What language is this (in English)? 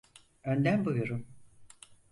Turkish